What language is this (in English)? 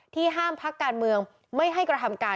Thai